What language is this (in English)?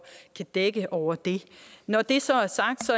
Danish